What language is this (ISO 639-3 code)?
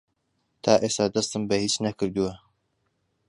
ckb